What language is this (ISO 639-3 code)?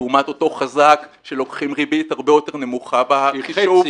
heb